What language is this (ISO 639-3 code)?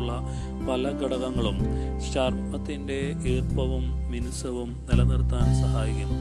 mal